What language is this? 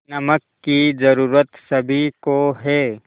Hindi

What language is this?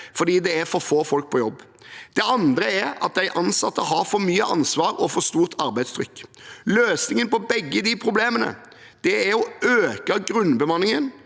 Norwegian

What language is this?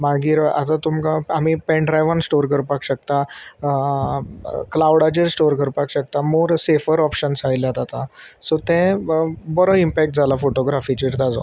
Konkani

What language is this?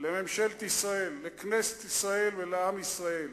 Hebrew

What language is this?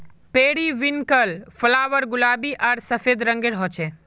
Magahi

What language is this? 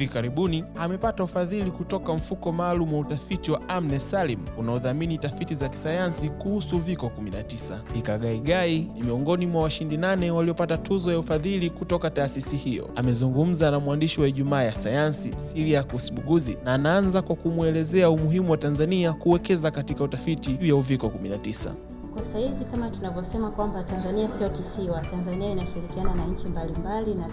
Swahili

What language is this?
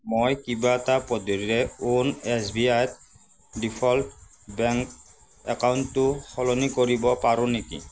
Assamese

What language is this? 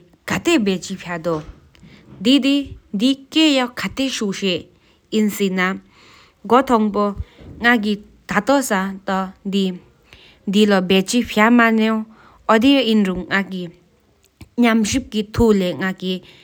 Sikkimese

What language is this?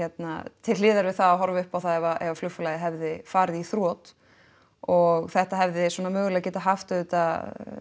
Icelandic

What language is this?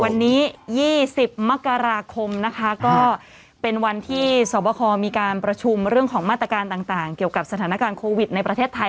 Thai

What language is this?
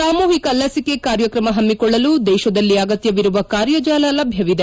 Kannada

